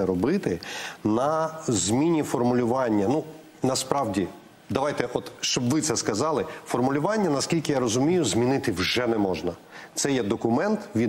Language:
Ukrainian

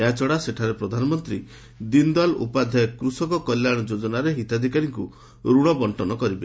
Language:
Odia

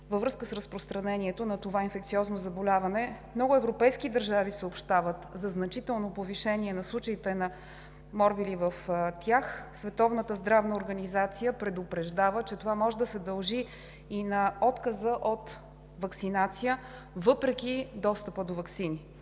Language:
Bulgarian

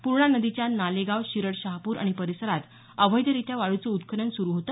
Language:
Marathi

